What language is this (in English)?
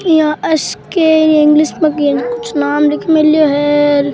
Rajasthani